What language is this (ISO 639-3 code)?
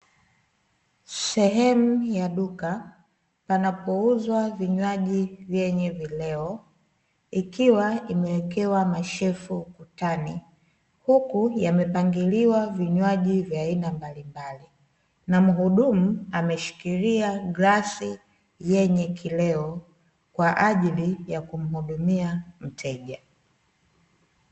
swa